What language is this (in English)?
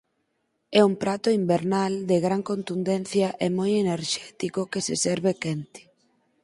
Galician